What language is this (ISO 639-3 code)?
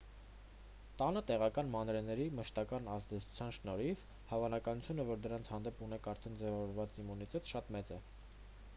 hye